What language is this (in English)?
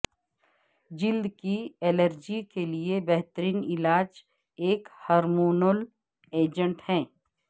Urdu